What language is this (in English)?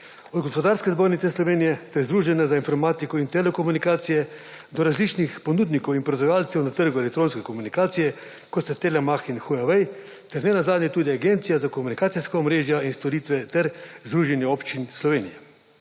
Slovenian